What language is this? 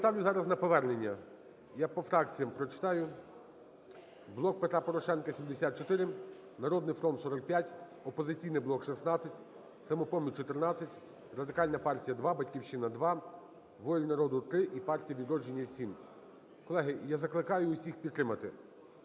Ukrainian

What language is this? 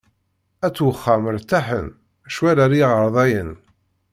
Kabyle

